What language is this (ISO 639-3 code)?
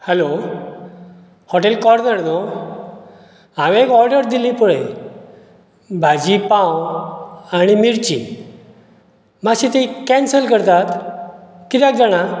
kok